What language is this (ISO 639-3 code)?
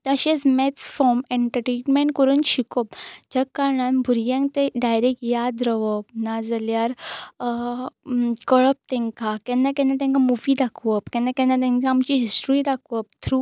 kok